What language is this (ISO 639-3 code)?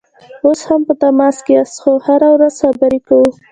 pus